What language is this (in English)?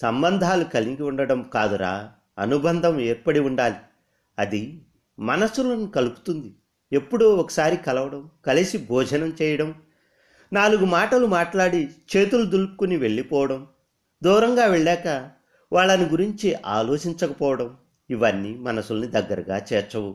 Telugu